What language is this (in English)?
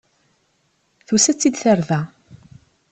Kabyle